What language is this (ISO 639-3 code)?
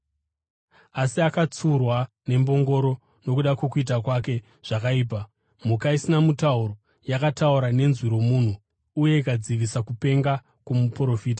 sna